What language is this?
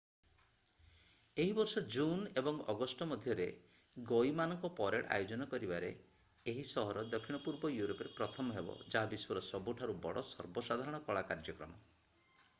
Odia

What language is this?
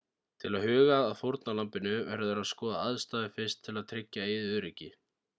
Icelandic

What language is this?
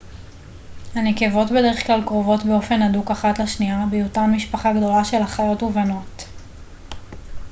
Hebrew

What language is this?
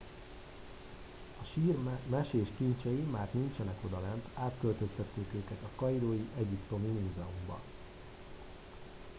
Hungarian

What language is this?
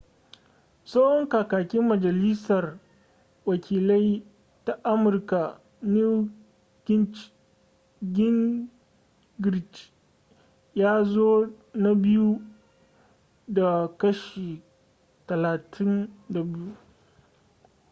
Hausa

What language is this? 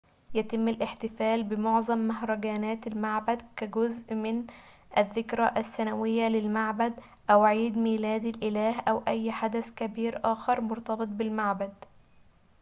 Arabic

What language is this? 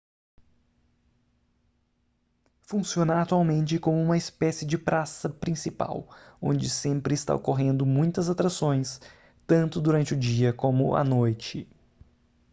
Portuguese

